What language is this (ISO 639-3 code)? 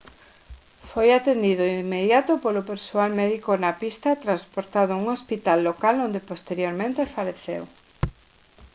glg